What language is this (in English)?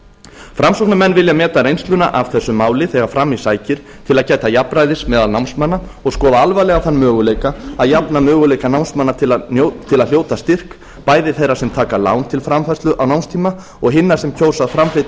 Icelandic